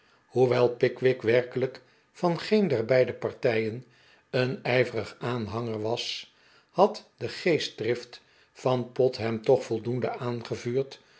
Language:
Dutch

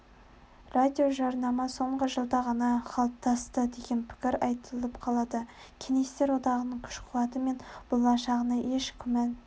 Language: Kazakh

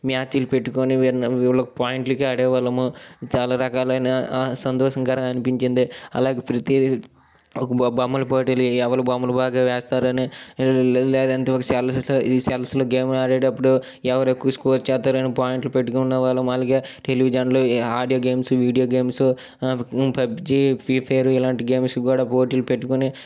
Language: Telugu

